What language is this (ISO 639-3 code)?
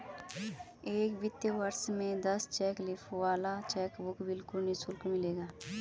hin